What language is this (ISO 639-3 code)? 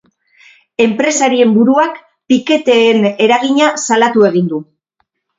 eus